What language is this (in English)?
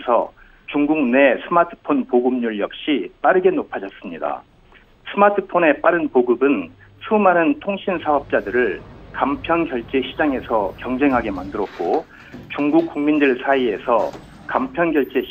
Korean